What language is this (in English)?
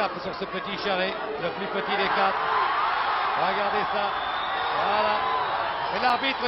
French